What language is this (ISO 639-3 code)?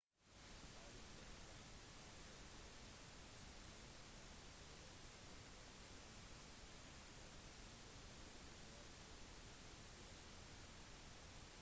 nob